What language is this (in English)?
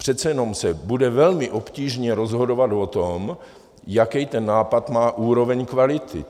Czech